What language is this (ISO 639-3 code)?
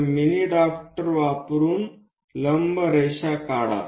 mar